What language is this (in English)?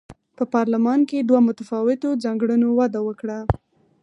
Pashto